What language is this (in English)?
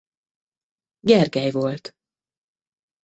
Hungarian